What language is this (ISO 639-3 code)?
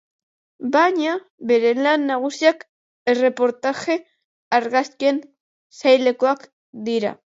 eus